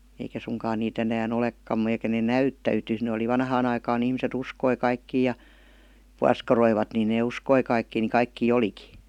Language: Finnish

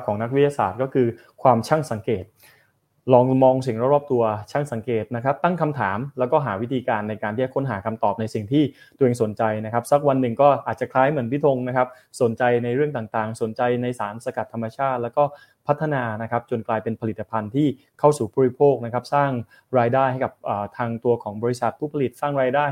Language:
Thai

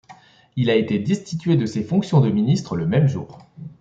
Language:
French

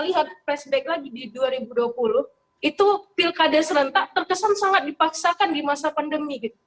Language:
Indonesian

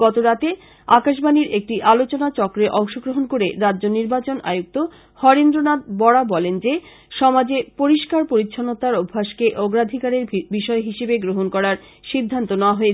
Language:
Bangla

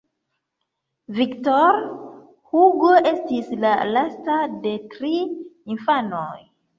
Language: Esperanto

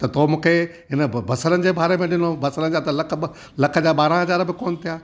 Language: Sindhi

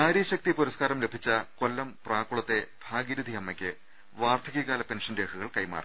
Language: Malayalam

